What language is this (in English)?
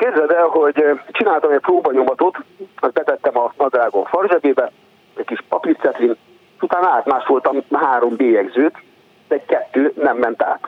Hungarian